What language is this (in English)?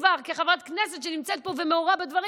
Hebrew